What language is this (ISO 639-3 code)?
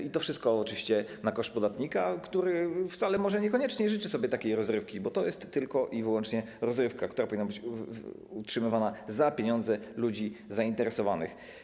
pol